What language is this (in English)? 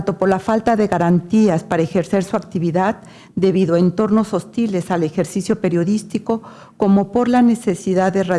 Spanish